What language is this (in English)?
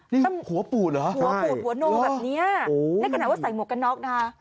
Thai